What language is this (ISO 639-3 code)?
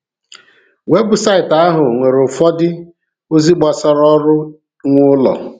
ibo